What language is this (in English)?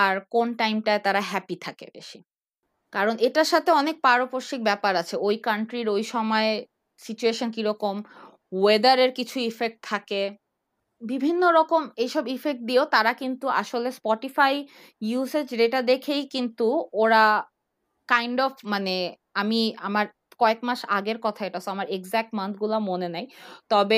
Bangla